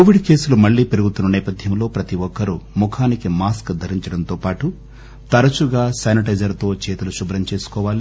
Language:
Telugu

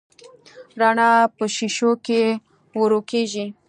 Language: Pashto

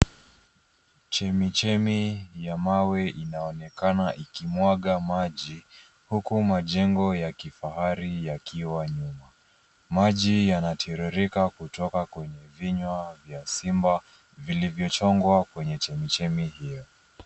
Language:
Swahili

